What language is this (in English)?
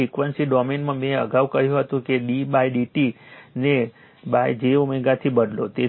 Gujarati